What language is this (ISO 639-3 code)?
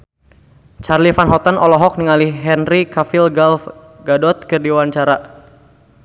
sun